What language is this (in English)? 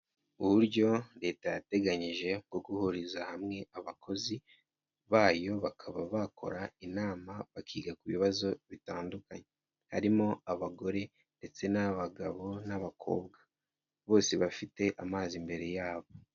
Kinyarwanda